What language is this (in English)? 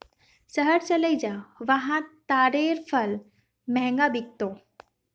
Magahi